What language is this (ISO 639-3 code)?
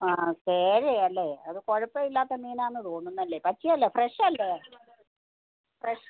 mal